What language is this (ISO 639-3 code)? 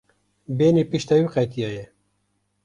kur